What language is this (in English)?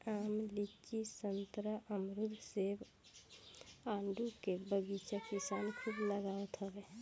Bhojpuri